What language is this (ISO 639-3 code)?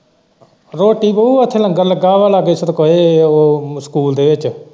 pan